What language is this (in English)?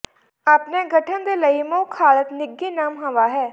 Punjabi